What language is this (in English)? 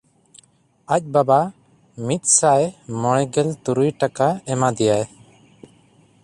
Santali